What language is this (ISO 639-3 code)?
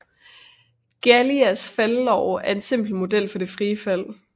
dan